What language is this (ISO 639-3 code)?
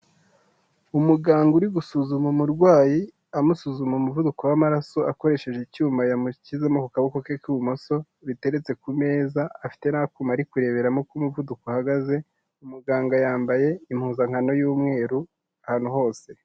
kin